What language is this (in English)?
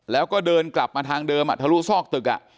Thai